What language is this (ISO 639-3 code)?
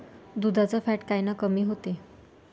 mar